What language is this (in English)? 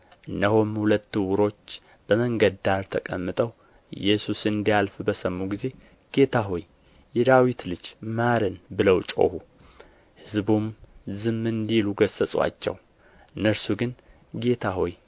Amharic